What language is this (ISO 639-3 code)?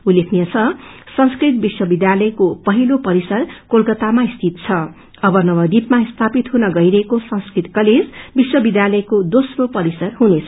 nep